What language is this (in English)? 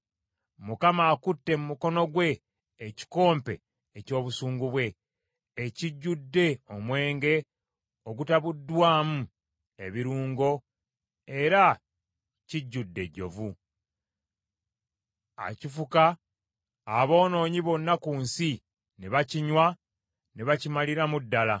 Ganda